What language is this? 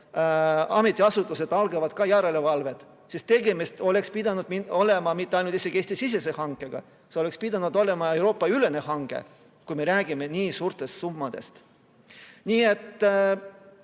Estonian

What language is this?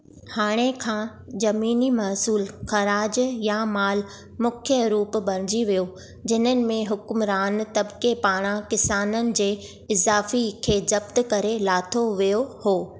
Sindhi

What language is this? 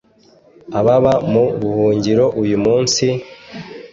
Kinyarwanda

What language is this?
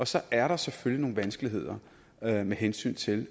Danish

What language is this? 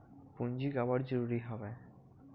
Chhattisgarhi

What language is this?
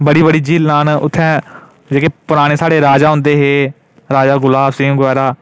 Dogri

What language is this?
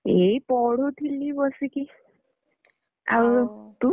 Odia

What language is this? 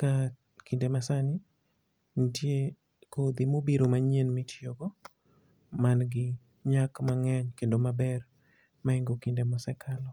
Luo (Kenya and Tanzania)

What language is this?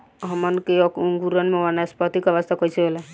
Bhojpuri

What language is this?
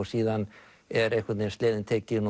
Icelandic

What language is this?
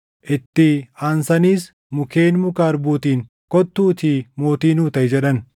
Oromo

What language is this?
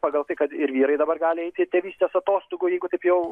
Lithuanian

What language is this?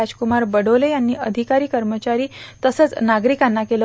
Marathi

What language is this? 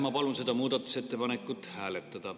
Estonian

